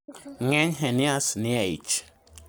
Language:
Luo (Kenya and Tanzania)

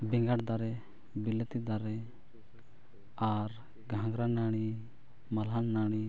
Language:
Santali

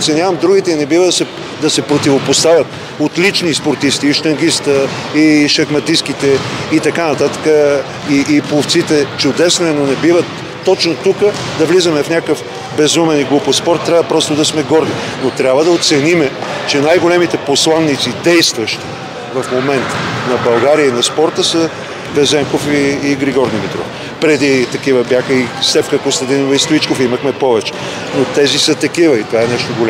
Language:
Bulgarian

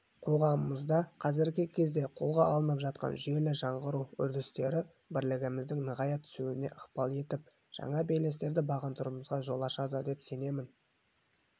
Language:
Kazakh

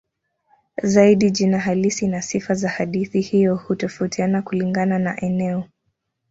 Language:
Swahili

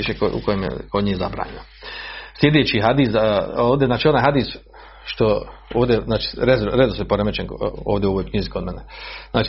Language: Croatian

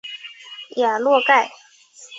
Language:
Chinese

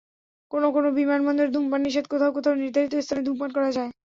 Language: Bangla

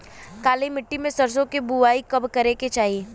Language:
Bhojpuri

